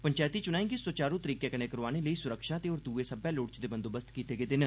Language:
Dogri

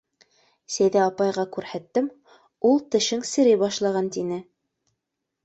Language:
Bashkir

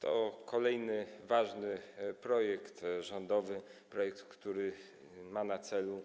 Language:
Polish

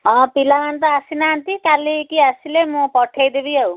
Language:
Odia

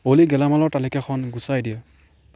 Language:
Assamese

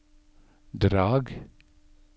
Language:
Norwegian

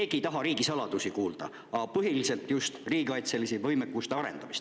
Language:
Estonian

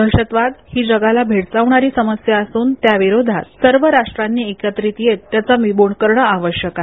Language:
Marathi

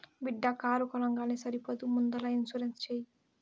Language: Telugu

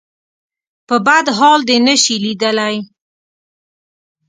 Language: Pashto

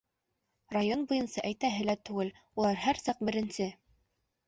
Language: Bashkir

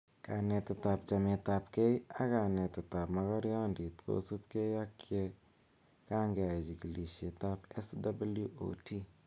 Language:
Kalenjin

